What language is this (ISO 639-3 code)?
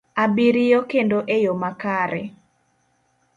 luo